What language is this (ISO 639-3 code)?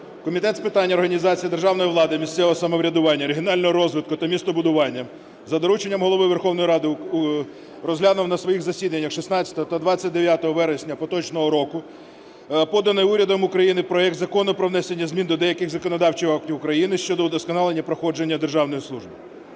ukr